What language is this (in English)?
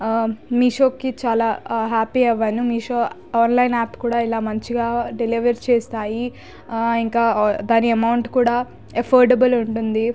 Telugu